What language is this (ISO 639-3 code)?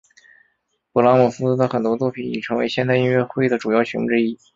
zho